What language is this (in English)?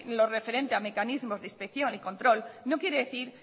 Spanish